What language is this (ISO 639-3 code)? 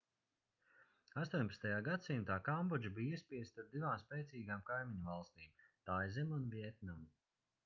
lav